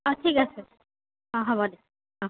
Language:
Assamese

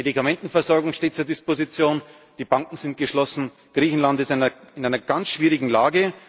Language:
German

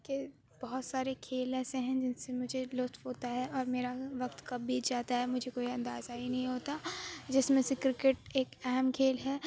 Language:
Urdu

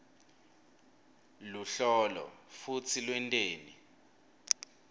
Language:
Swati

